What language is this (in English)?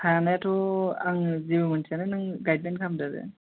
Bodo